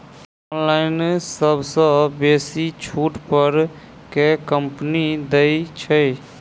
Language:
Maithili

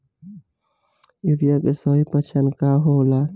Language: Bhojpuri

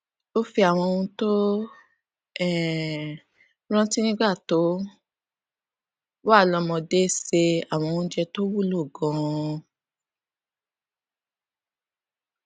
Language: Yoruba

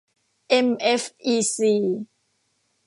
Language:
Thai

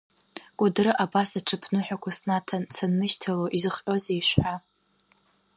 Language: Abkhazian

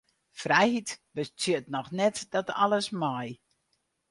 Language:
Western Frisian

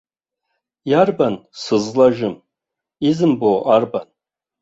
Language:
Abkhazian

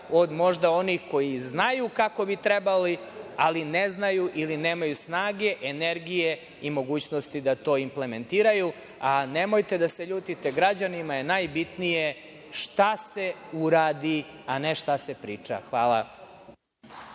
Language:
Serbian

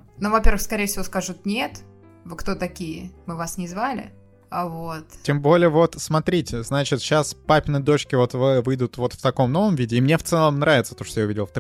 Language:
Russian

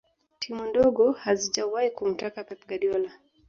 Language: Swahili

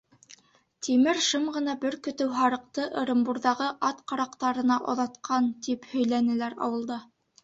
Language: Bashkir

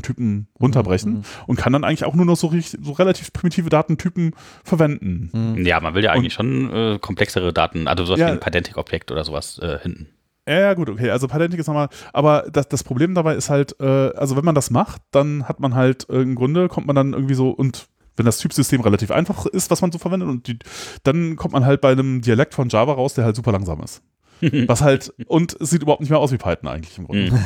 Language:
German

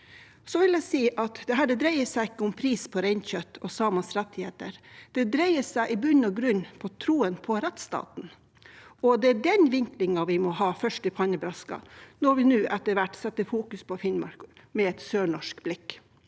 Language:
Norwegian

